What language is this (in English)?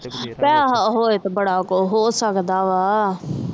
Punjabi